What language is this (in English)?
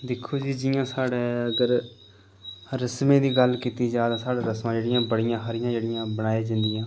Dogri